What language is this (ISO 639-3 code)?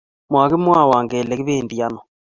kln